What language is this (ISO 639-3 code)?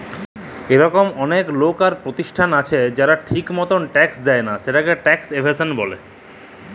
ben